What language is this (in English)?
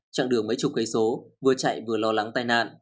Vietnamese